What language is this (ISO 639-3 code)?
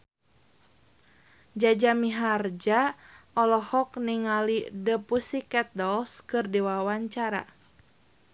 sun